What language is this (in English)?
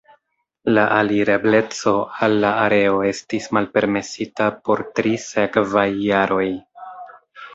Esperanto